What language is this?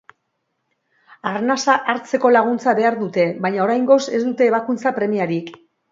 Basque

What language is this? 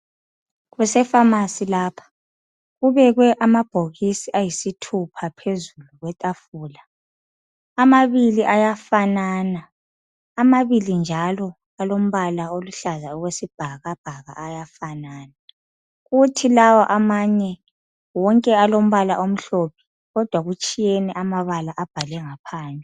North Ndebele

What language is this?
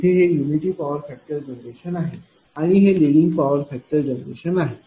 Marathi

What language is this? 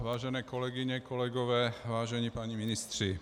Czech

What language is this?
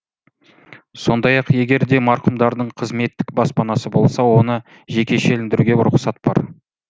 Kazakh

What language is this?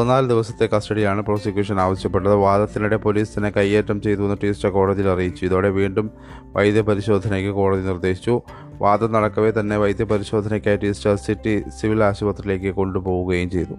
Malayalam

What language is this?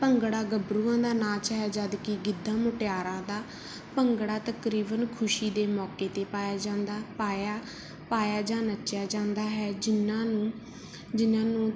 Punjabi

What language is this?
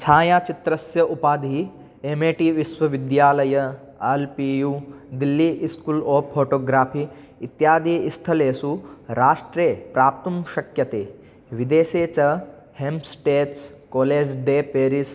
Sanskrit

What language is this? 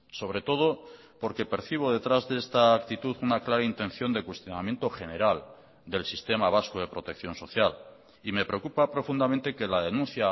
Spanish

